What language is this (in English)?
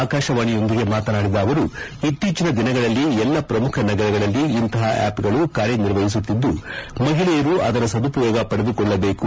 Kannada